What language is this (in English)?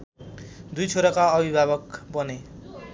Nepali